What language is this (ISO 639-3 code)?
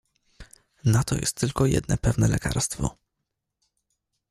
pol